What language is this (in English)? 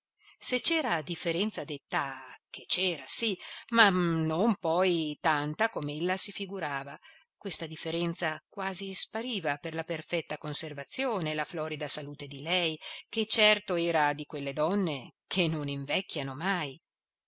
Italian